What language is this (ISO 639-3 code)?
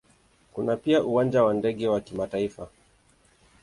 swa